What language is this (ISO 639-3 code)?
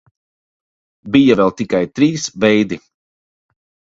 lav